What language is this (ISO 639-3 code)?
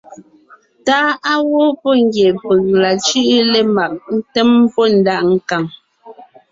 nnh